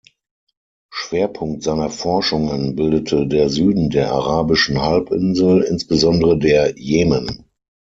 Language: German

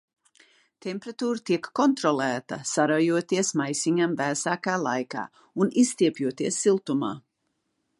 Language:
Latvian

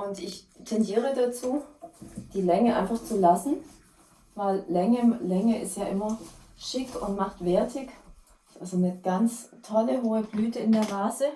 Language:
German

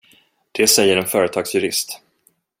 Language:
Swedish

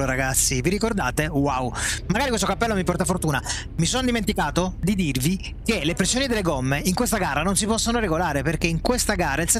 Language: Italian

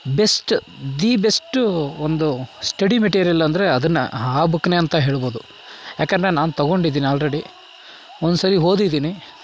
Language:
Kannada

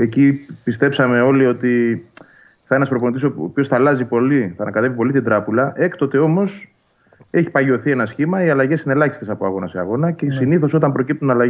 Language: Greek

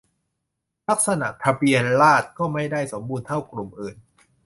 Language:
Thai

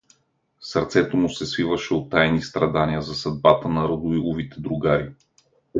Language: Bulgarian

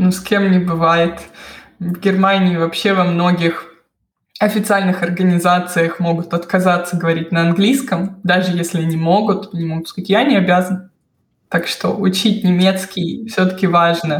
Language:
Russian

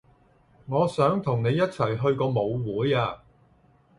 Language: Cantonese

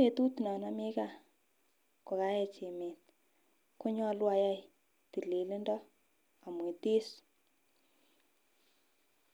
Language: Kalenjin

